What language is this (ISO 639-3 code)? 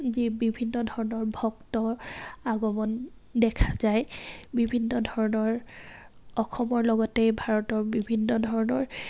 asm